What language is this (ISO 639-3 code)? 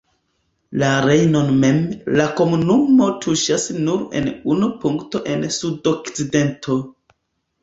epo